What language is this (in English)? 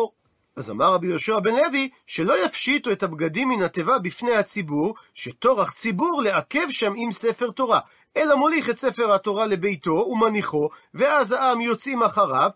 Hebrew